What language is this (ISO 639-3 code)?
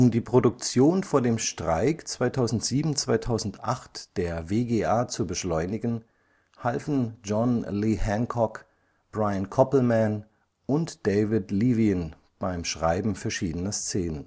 deu